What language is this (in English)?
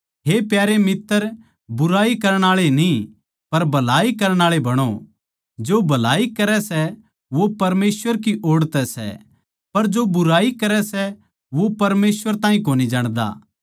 Haryanvi